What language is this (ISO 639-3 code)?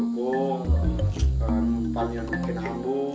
ind